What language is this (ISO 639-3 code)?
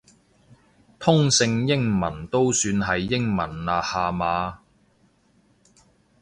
yue